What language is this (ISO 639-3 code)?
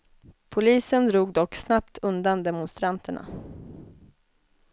swe